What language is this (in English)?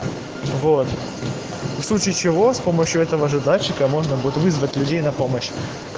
Russian